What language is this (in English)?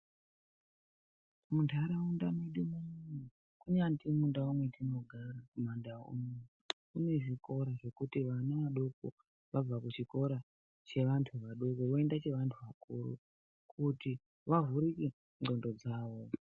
Ndau